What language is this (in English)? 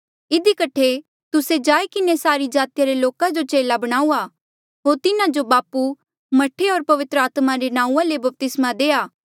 Mandeali